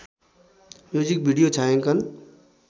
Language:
Nepali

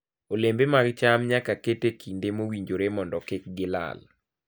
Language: Luo (Kenya and Tanzania)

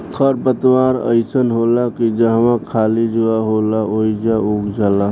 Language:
Bhojpuri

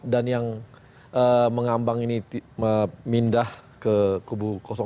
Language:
Indonesian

